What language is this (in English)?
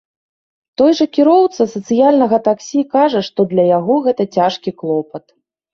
Belarusian